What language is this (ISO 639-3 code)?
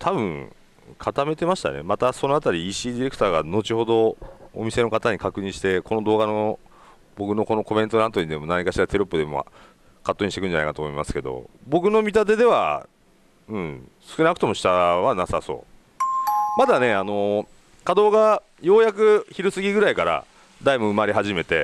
jpn